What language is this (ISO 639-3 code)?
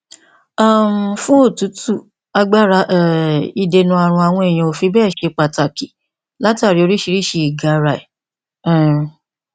yor